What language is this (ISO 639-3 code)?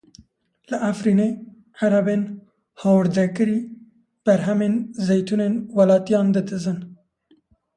kur